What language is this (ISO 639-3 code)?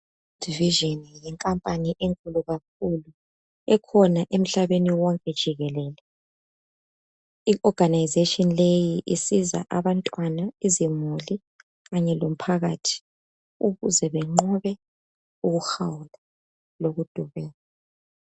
nde